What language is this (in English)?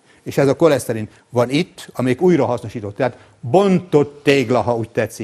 Hungarian